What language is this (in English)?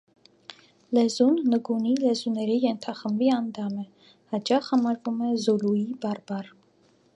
Armenian